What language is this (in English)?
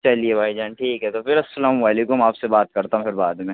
Urdu